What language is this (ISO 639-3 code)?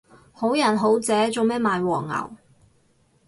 yue